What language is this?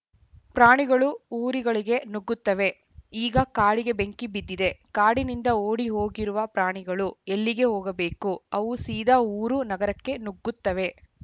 Kannada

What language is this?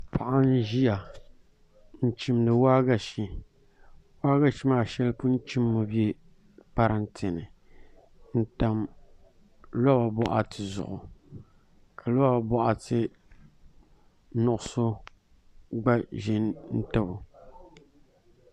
Dagbani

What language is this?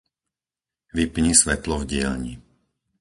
Slovak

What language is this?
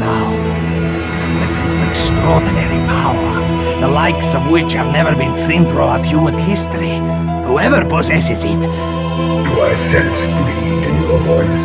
English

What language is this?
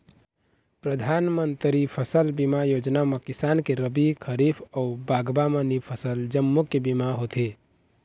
Chhattisgarhi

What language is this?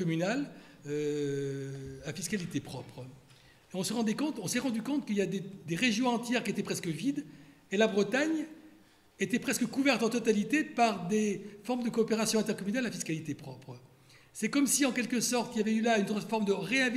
French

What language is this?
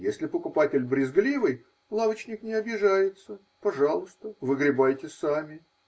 Russian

